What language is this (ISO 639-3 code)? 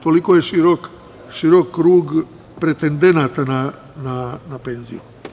srp